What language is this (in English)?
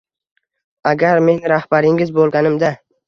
Uzbek